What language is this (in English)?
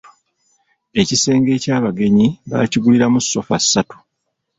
Ganda